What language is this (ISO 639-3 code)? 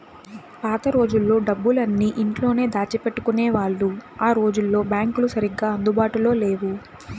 tel